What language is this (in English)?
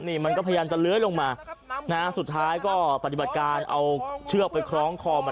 Thai